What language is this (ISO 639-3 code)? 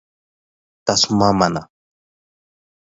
dyu